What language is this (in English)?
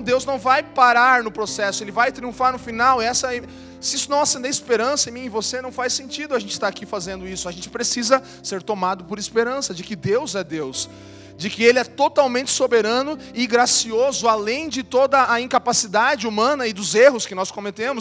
Portuguese